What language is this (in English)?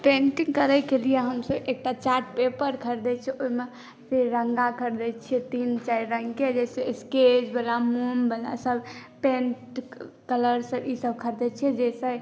Maithili